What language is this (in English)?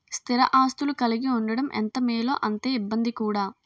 Telugu